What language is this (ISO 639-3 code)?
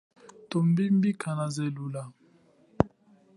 cjk